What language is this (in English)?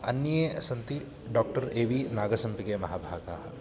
Sanskrit